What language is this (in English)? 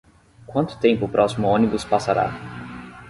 Portuguese